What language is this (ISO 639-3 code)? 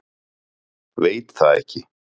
isl